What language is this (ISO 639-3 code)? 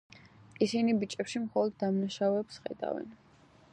kat